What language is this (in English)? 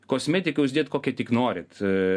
Lithuanian